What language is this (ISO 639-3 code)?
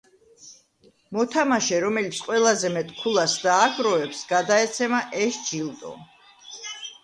kat